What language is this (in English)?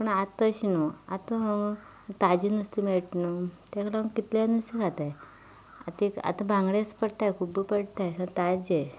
Konkani